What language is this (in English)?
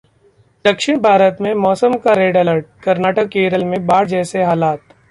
Hindi